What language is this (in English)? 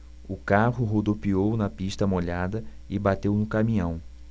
Portuguese